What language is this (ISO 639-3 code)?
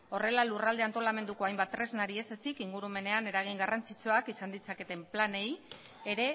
eus